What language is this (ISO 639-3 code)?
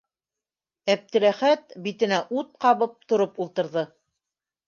bak